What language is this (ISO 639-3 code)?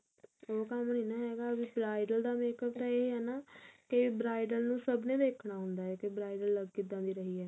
pan